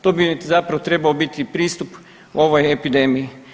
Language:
Croatian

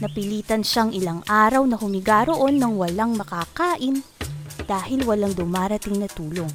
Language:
Filipino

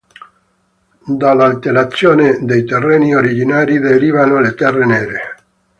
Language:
Italian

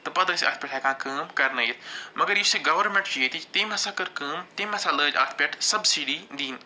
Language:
Kashmiri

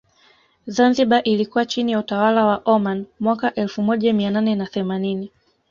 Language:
Swahili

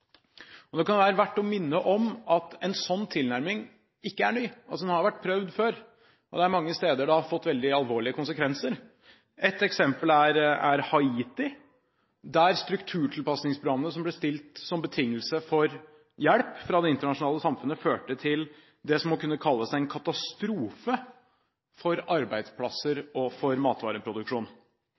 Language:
Norwegian Bokmål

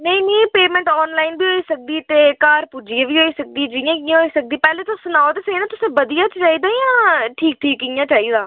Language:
Dogri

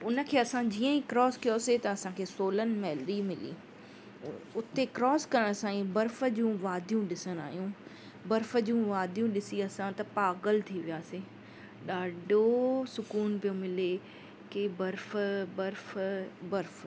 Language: Sindhi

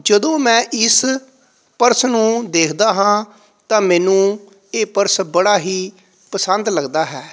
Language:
Punjabi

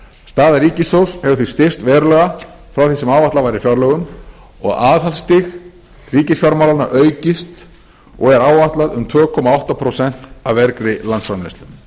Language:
Icelandic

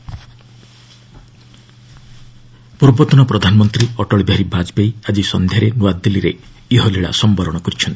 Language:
Odia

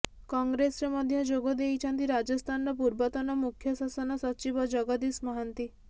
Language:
Odia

